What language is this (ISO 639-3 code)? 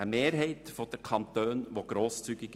gsw